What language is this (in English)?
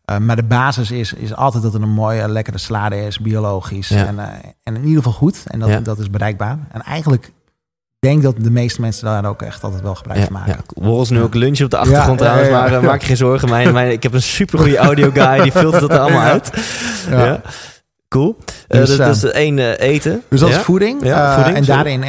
Dutch